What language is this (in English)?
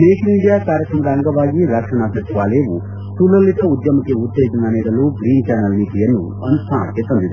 Kannada